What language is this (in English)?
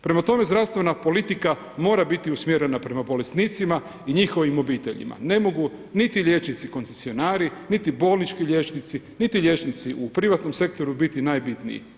Croatian